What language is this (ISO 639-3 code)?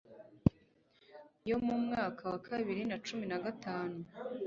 kin